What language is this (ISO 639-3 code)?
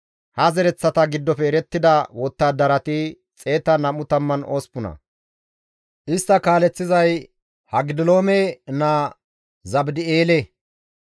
gmv